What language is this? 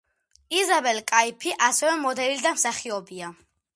Georgian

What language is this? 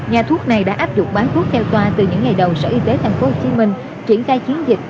Vietnamese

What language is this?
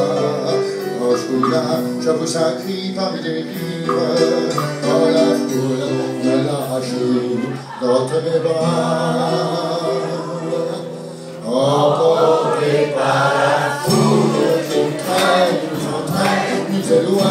Turkish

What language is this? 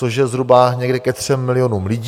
Czech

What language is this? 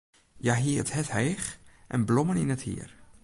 Western Frisian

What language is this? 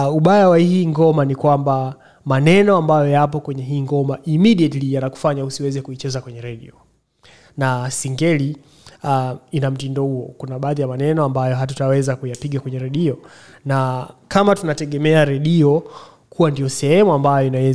Swahili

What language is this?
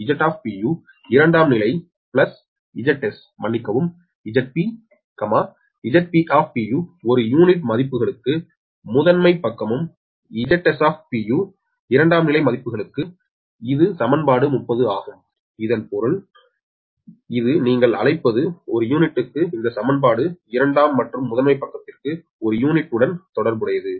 Tamil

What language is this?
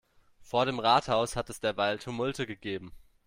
German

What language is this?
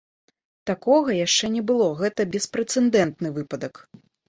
Belarusian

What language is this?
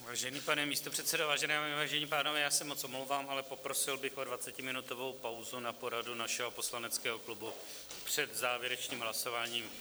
Czech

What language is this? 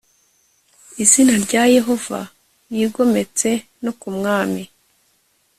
Kinyarwanda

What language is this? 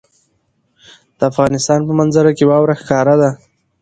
Pashto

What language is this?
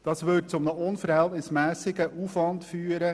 Swiss German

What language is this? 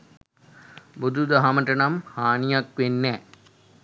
Sinhala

